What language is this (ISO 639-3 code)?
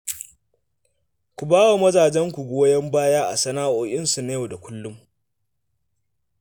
hau